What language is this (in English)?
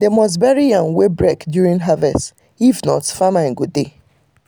Nigerian Pidgin